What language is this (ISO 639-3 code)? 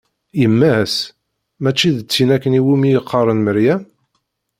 kab